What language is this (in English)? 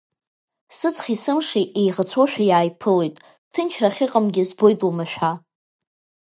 Abkhazian